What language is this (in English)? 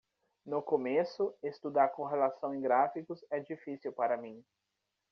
Portuguese